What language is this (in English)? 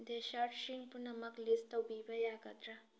Manipuri